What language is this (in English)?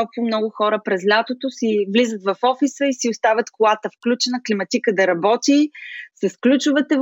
Bulgarian